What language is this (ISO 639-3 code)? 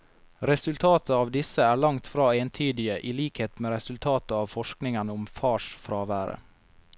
nor